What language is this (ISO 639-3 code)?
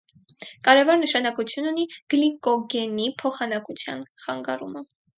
hye